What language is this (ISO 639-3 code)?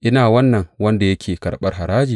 hau